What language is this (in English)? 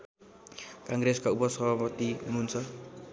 Nepali